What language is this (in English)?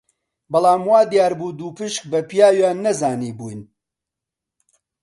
Central Kurdish